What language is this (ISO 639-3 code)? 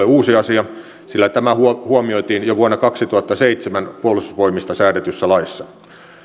fin